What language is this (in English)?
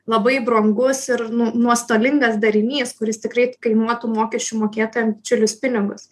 Lithuanian